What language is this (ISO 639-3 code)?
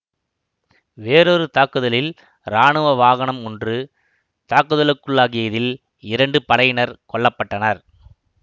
tam